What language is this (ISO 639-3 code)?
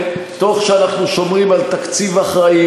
heb